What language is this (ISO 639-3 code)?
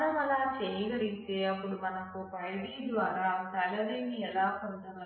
tel